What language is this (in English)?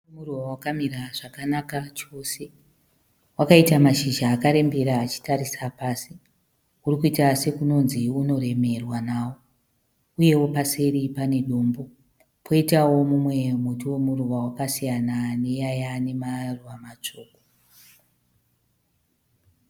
Shona